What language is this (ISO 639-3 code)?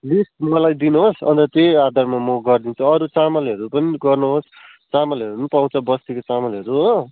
nep